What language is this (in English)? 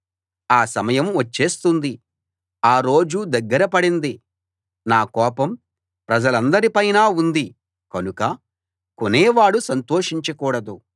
Telugu